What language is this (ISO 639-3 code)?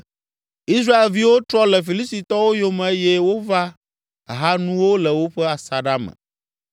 ewe